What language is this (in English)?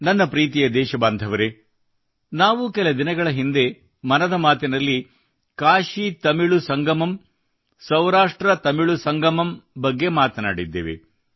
Kannada